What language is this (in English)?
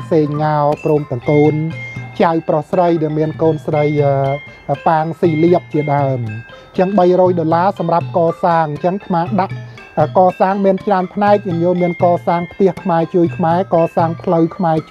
Thai